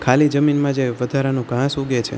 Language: Gujarati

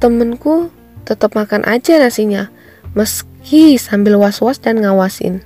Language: Indonesian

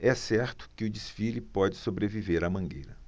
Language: Portuguese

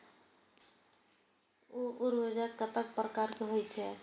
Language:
Maithili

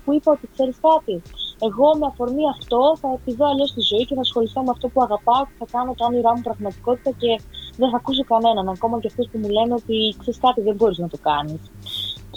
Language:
Greek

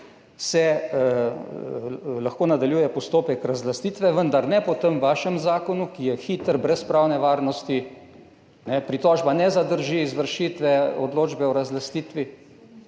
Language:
Slovenian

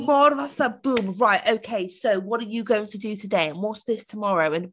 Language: Welsh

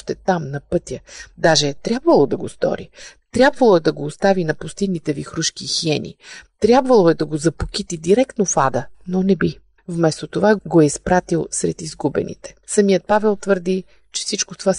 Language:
Bulgarian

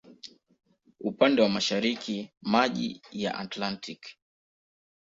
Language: Swahili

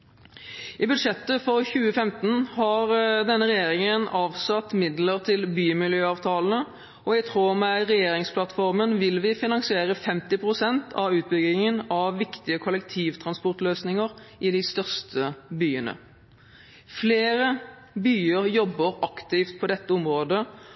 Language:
Norwegian Bokmål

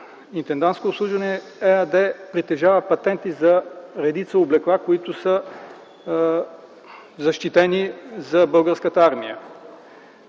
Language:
Bulgarian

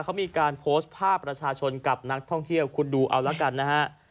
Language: Thai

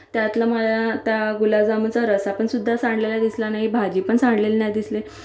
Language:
Marathi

